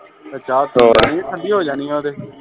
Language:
Punjabi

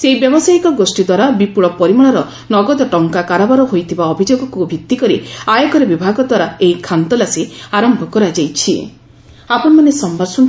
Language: Odia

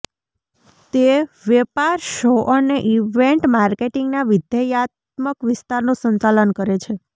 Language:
Gujarati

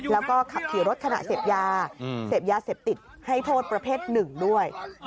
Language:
Thai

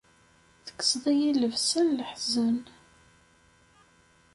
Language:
Kabyle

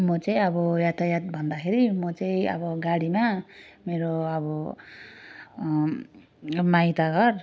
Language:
Nepali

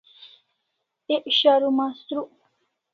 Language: Kalasha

